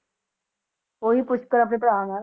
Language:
Punjabi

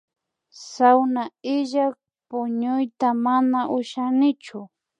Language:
Imbabura Highland Quichua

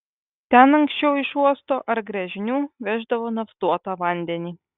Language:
Lithuanian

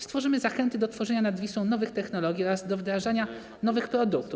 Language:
Polish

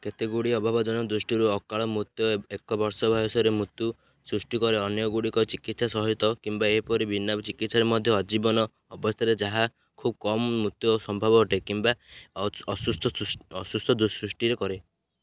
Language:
Odia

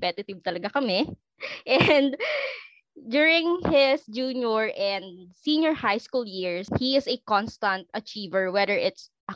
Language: Filipino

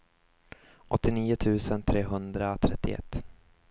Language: Swedish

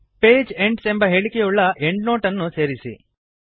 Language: Kannada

